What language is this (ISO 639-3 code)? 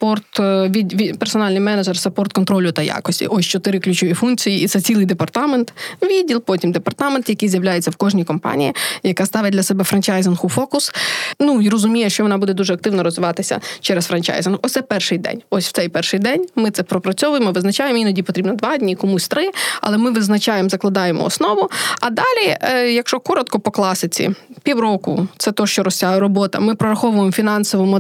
ukr